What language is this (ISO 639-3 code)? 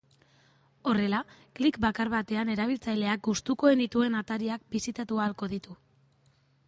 eus